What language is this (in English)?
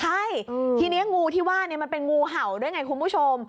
Thai